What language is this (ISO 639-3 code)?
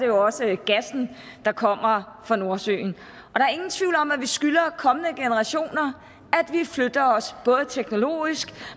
dan